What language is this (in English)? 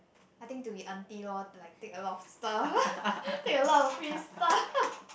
English